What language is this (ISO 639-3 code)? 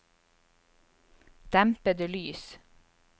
nor